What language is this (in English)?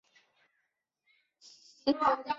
Chinese